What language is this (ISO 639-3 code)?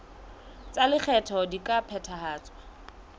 sot